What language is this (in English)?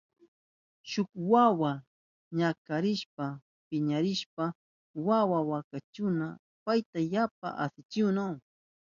Southern Pastaza Quechua